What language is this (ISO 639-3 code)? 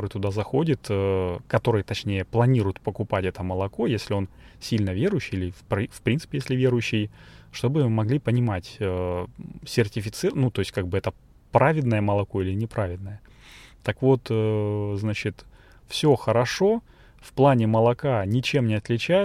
rus